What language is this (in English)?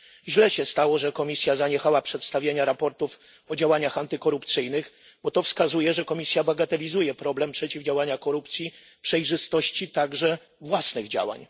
Polish